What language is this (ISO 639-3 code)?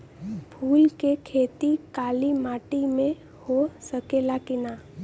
bho